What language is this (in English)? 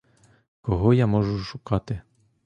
Ukrainian